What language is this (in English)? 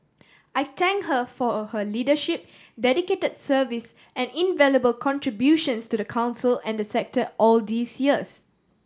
English